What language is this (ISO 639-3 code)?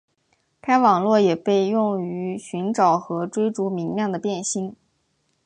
zho